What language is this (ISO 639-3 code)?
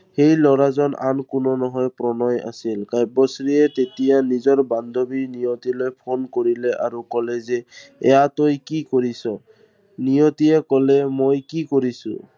asm